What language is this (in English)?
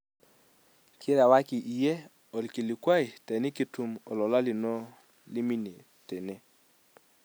Masai